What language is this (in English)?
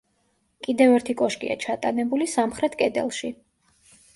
Georgian